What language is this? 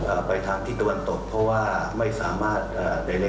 Thai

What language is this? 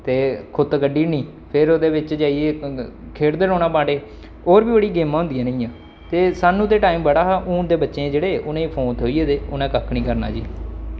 Dogri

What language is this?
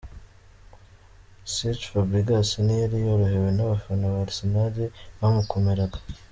Kinyarwanda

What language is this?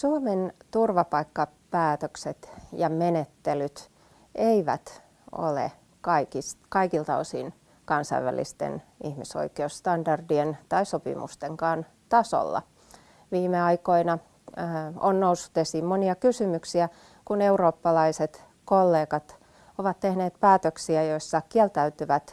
Finnish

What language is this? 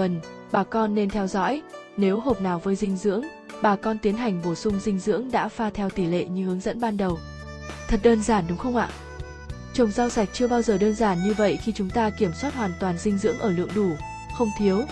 Vietnamese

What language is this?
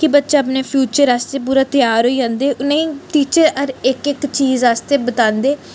Dogri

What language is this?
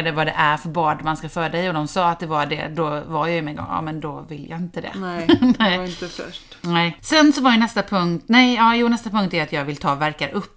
Swedish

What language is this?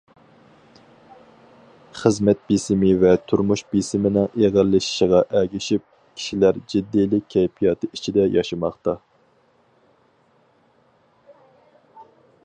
Uyghur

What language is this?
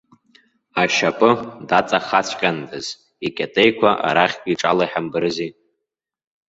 Abkhazian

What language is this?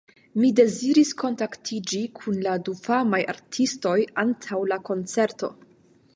Esperanto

